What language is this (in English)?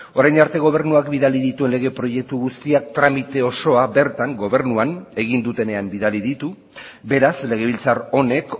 Basque